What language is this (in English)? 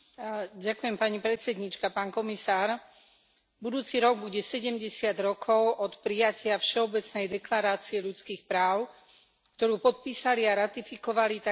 Slovak